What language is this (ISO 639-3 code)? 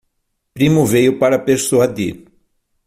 por